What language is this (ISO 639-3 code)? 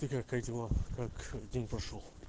rus